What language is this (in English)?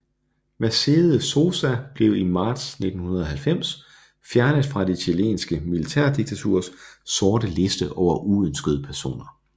Danish